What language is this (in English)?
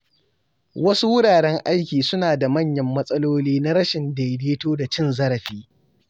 Hausa